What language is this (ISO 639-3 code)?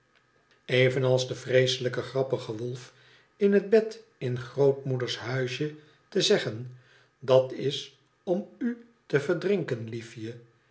nld